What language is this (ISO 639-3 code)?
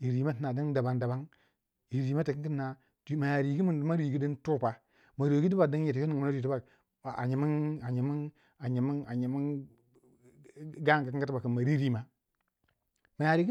wja